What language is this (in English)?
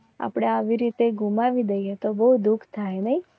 Gujarati